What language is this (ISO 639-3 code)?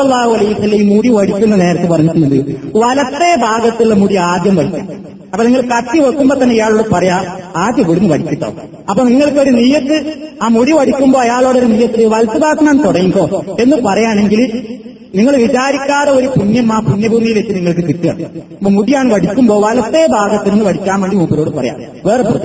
mal